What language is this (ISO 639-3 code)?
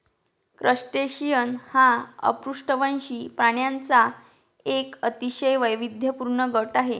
mar